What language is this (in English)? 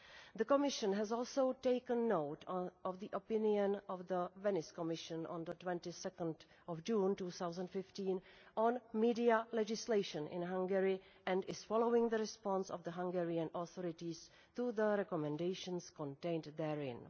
English